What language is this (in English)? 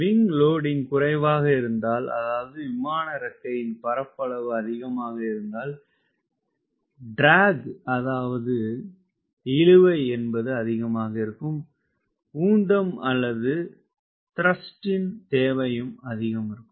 Tamil